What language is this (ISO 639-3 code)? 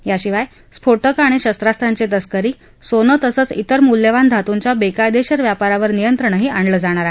mar